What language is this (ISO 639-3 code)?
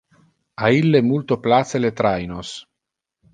ina